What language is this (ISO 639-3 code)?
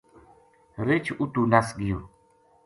gju